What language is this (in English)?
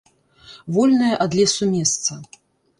Belarusian